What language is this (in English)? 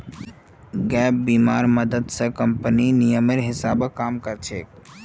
Magahi